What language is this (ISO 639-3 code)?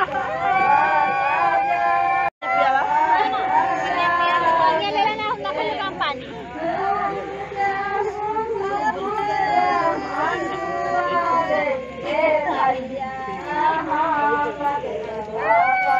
guj